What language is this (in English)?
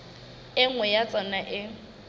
Southern Sotho